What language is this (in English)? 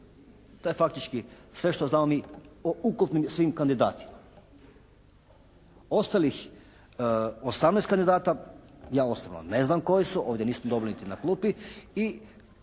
Croatian